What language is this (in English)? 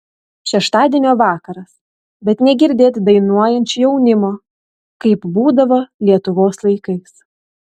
Lithuanian